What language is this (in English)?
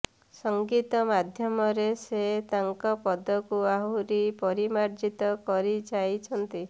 Odia